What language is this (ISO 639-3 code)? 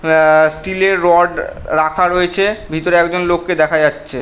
ben